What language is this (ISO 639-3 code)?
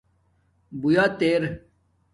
dmk